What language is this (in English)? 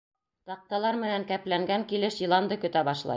Bashkir